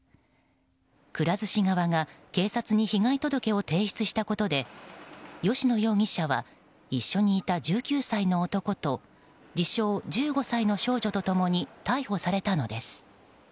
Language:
Japanese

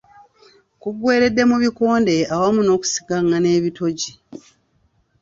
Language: Ganda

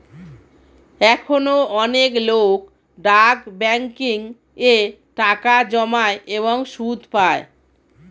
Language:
Bangla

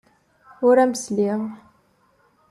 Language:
Kabyle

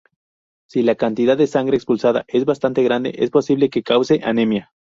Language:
Spanish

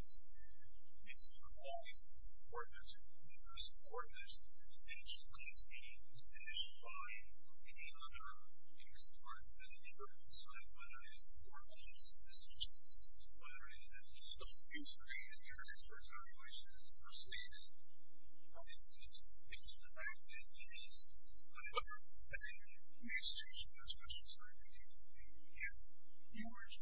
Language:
English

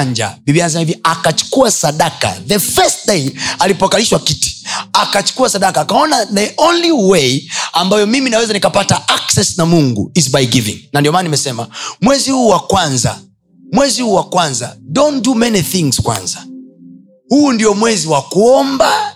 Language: Swahili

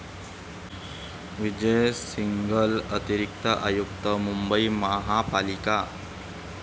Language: Marathi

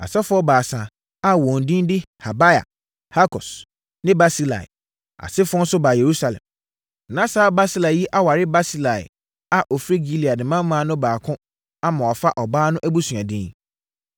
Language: Akan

